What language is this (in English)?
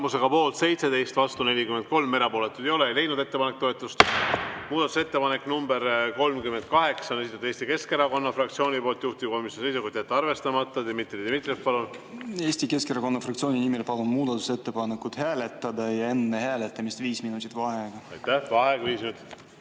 Estonian